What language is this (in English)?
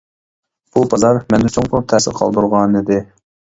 Uyghur